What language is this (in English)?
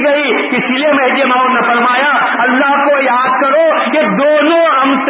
Urdu